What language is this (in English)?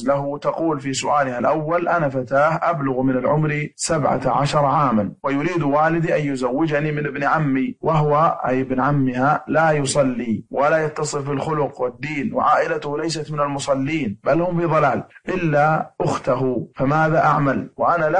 Arabic